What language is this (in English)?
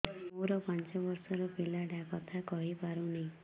Odia